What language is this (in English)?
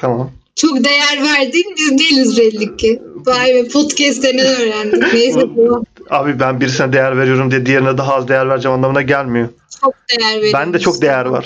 Turkish